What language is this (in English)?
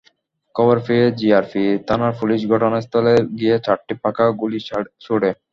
Bangla